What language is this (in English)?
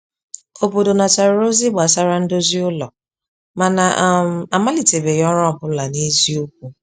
Igbo